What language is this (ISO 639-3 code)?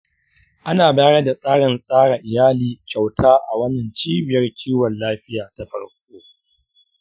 hau